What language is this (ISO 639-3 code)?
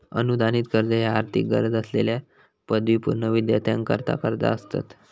mar